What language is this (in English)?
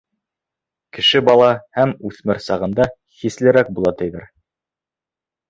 Bashkir